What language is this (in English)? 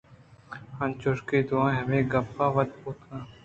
Eastern Balochi